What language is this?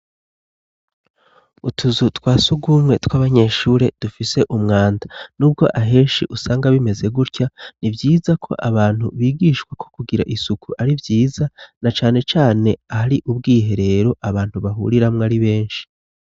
Rundi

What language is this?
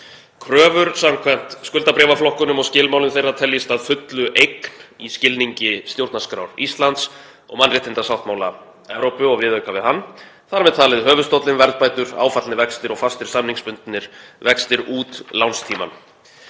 Icelandic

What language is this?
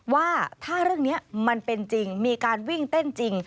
Thai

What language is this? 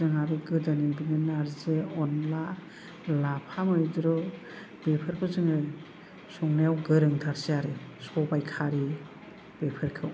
Bodo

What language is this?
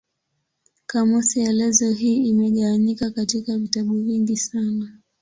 Swahili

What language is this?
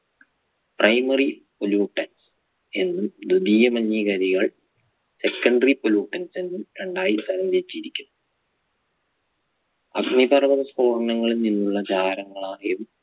Malayalam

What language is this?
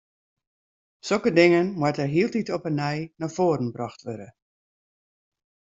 Western Frisian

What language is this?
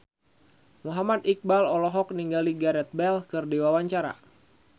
Sundanese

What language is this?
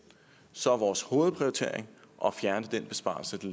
Danish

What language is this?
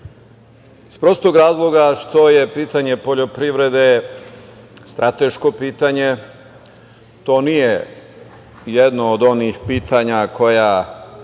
Serbian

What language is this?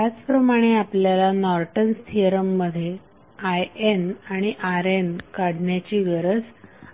Marathi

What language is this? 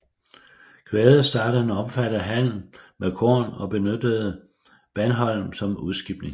Danish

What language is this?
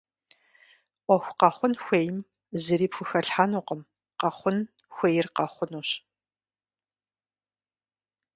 Kabardian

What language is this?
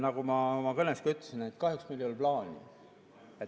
Estonian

